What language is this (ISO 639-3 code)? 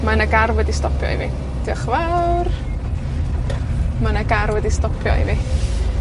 cym